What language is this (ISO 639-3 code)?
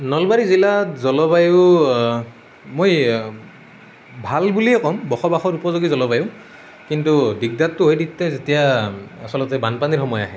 asm